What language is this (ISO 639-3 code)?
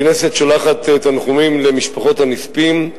heb